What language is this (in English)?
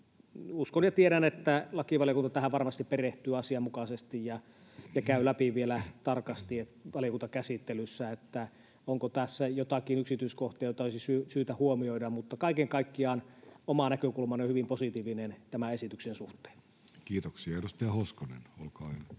Finnish